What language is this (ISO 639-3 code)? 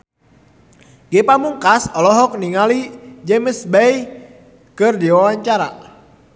sun